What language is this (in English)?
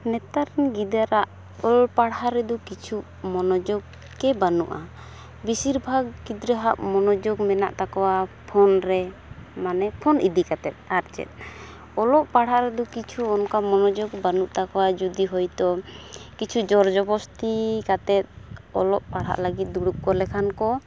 Santali